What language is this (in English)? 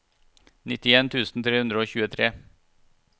Norwegian